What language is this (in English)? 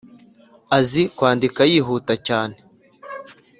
Kinyarwanda